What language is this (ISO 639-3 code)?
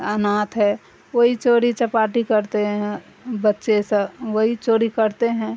urd